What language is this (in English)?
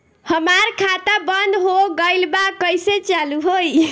Bhojpuri